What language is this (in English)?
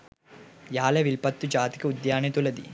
Sinhala